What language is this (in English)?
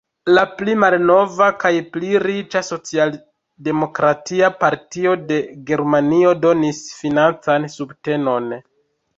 Esperanto